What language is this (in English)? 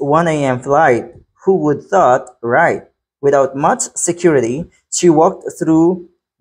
Filipino